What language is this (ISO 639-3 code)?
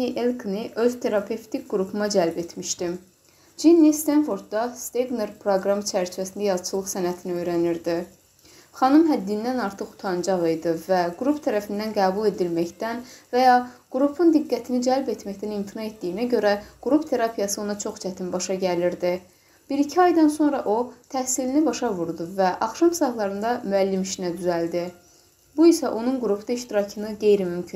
tur